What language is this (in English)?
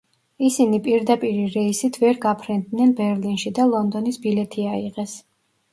Georgian